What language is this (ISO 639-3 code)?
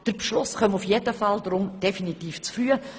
gsw